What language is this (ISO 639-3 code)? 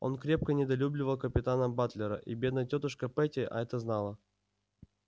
rus